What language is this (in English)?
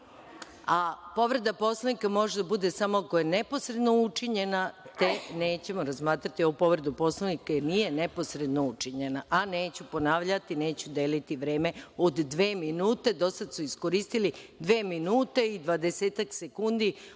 Serbian